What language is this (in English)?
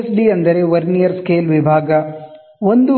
Kannada